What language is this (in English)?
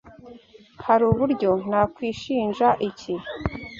Kinyarwanda